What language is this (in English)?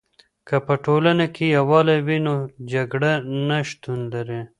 Pashto